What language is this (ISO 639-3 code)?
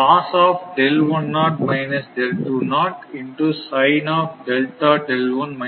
tam